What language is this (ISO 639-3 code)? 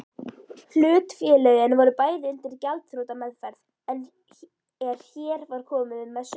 isl